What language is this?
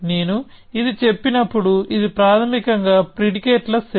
Telugu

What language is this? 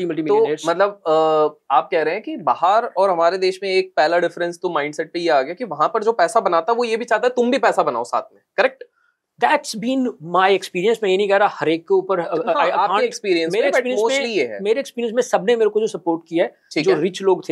Hindi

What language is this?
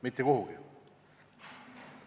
Estonian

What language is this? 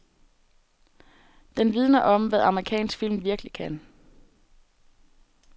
Danish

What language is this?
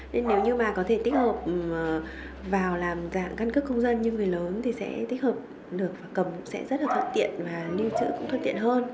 Vietnamese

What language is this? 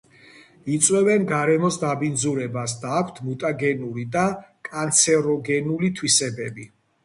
Georgian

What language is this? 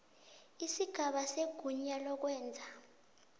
South Ndebele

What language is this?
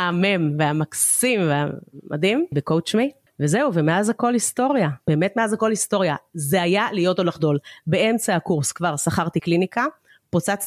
Hebrew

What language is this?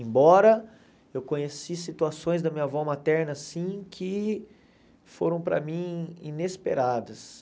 Portuguese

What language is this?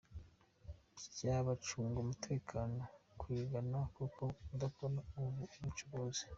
Kinyarwanda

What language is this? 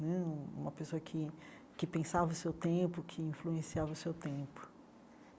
Portuguese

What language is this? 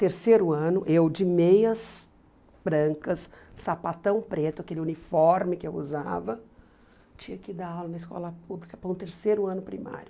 Portuguese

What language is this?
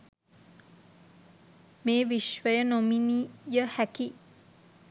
Sinhala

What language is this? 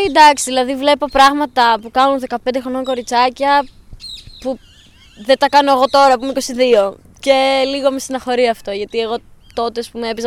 Greek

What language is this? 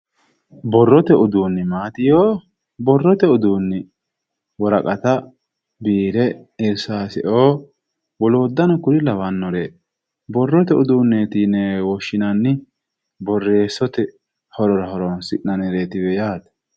Sidamo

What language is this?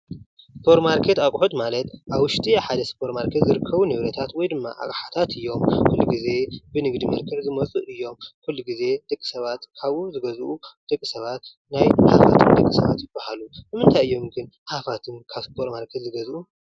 Tigrinya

